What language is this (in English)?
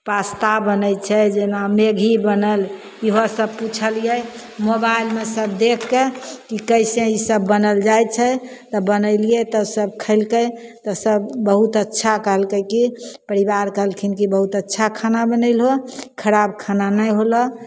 Maithili